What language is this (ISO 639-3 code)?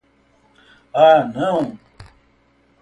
por